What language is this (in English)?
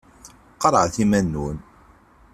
Kabyle